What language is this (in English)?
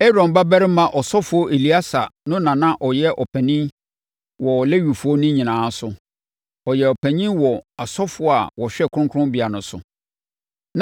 Akan